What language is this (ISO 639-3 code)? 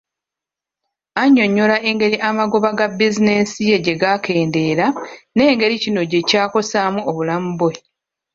lug